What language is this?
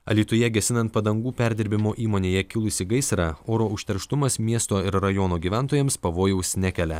Lithuanian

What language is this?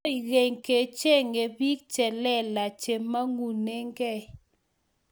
Kalenjin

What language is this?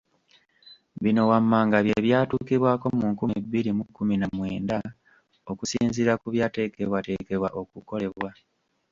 Ganda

